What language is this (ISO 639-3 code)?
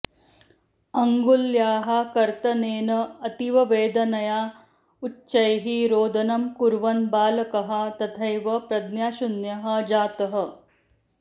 san